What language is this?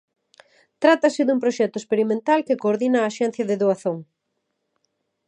Galician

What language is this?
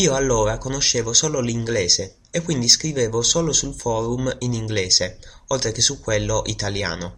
Italian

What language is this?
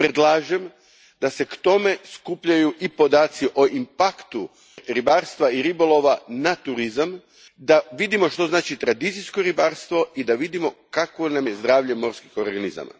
Croatian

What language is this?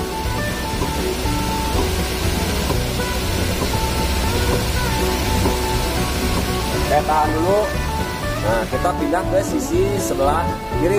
Indonesian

